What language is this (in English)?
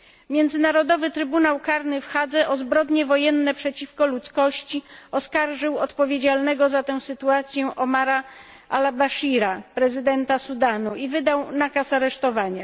Polish